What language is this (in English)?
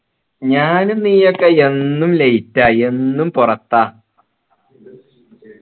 Malayalam